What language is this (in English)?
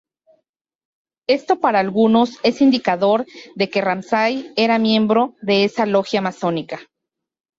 Spanish